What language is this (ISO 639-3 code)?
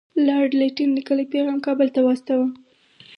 pus